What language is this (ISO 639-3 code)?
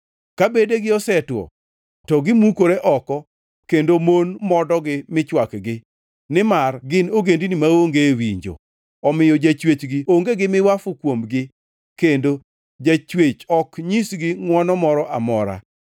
luo